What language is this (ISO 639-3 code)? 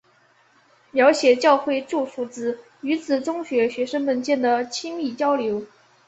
zho